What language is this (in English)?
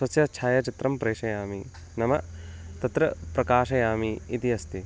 Sanskrit